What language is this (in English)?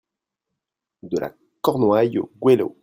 French